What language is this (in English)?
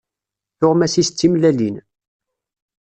Kabyle